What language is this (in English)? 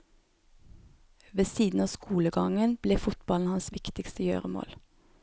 Norwegian